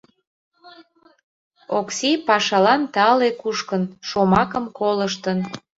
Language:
Mari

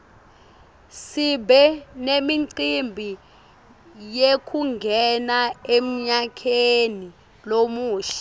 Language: Swati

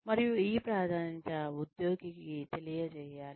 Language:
Telugu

